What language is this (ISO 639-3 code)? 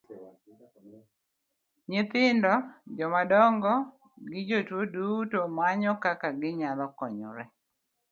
luo